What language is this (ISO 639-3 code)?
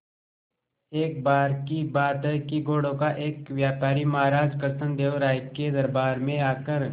hin